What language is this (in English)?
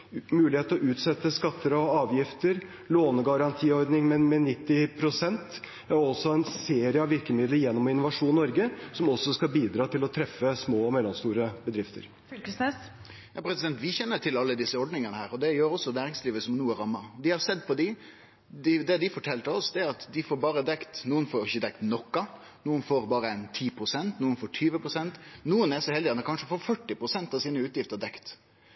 Norwegian